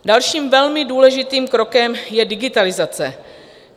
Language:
Czech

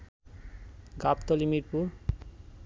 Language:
Bangla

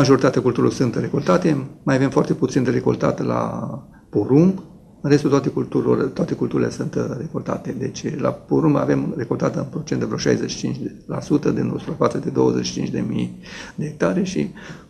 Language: Romanian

